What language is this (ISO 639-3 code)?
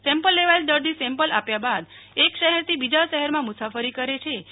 guj